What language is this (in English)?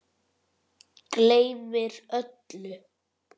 Icelandic